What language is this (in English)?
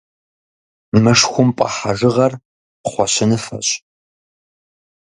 Kabardian